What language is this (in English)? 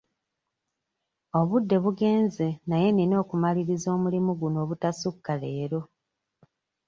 Ganda